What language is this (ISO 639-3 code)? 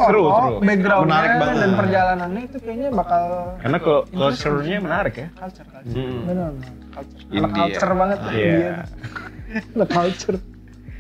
ind